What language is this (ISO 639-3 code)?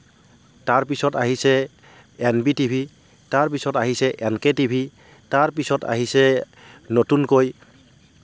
asm